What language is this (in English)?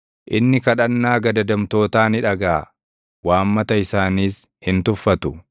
Oromo